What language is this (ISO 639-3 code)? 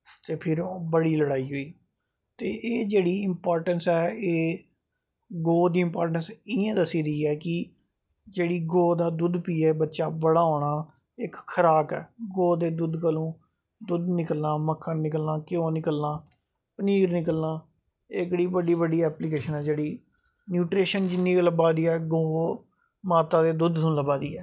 doi